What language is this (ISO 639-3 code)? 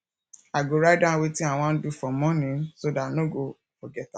pcm